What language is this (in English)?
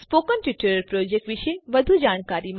Gujarati